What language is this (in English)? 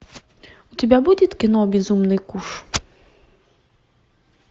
Russian